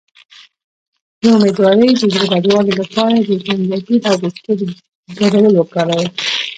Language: Pashto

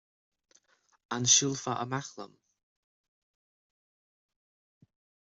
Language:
Irish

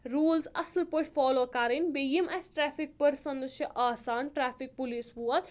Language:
Kashmiri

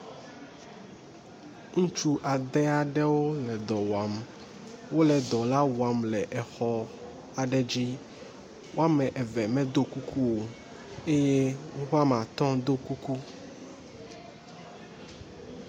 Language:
Ewe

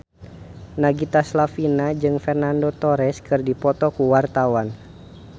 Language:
Sundanese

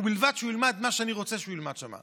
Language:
Hebrew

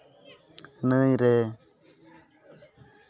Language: Santali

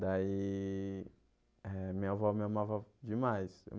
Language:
Portuguese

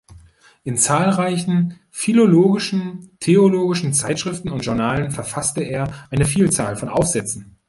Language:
German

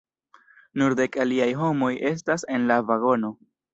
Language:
Esperanto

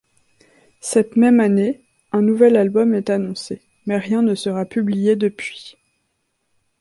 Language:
French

